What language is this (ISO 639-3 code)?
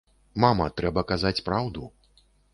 bel